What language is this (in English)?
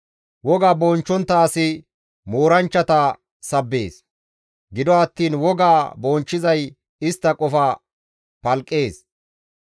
Gamo